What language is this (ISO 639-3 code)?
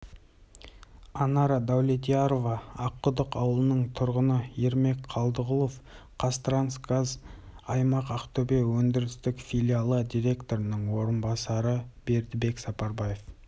kaz